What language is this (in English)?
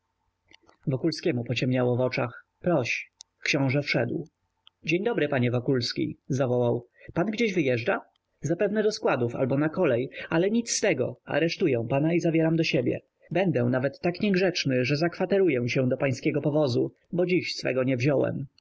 Polish